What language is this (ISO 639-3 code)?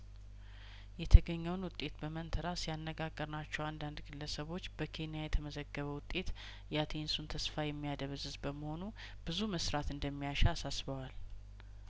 amh